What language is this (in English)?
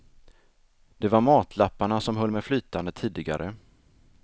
Swedish